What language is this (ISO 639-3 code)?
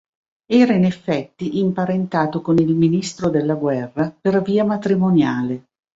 ita